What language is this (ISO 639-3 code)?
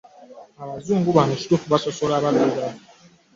lug